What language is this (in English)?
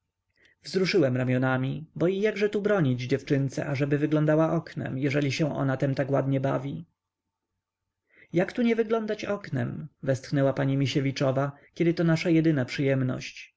Polish